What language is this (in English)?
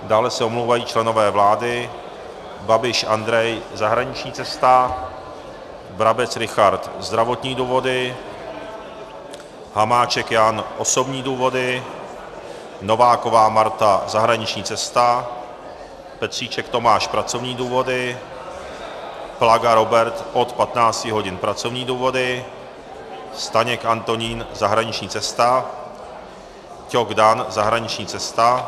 Czech